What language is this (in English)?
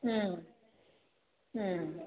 Manipuri